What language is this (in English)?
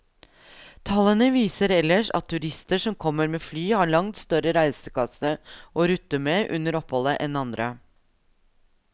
Norwegian